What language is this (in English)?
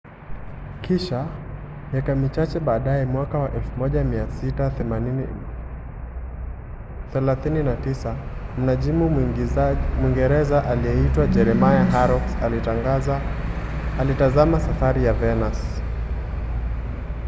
Swahili